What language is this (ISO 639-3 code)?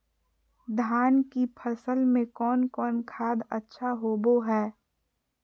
mag